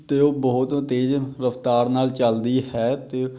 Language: Punjabi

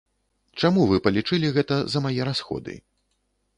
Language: Belarusian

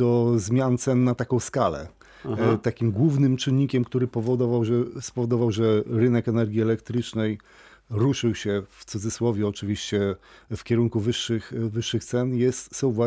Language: Polish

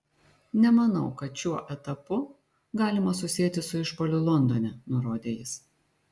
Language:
Lithuanian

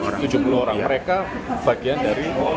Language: Indonesian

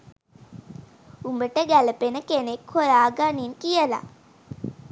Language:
Sinhala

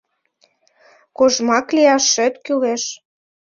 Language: Mari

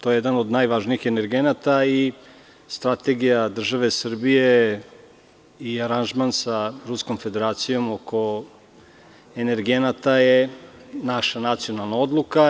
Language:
Serbian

